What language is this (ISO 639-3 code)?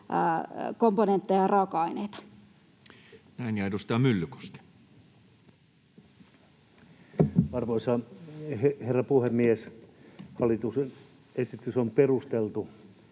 fin